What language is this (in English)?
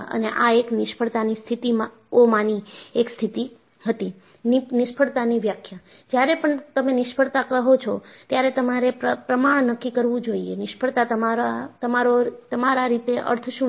Gujarati